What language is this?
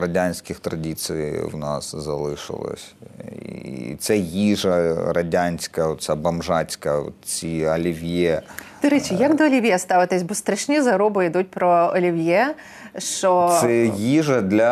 Ukrainian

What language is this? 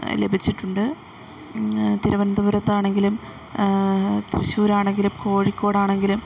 Malayalam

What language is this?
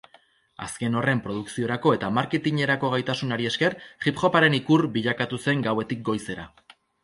Basque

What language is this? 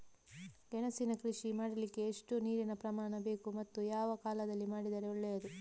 Kannada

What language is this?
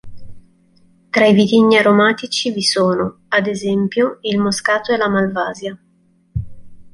Italian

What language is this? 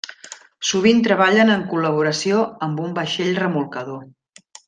Catalan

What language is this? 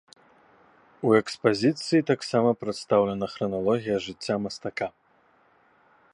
Belarusian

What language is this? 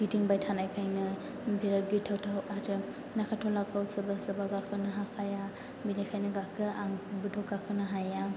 Bodo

